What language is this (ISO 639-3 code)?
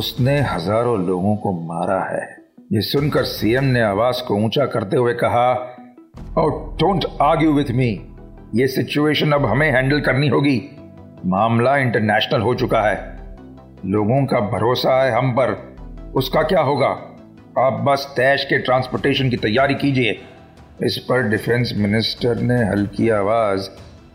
hin